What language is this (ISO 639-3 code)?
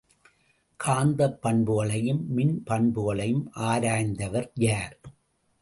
tam